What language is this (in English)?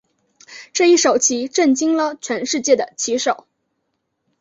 Chinese